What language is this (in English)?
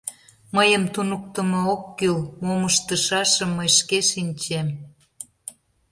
Mari